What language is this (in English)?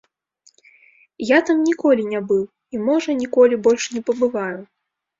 Belarusian